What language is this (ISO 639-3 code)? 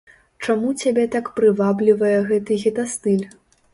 bel